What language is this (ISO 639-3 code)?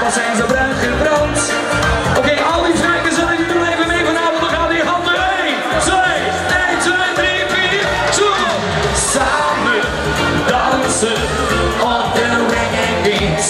nld